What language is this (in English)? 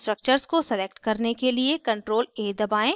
Hindi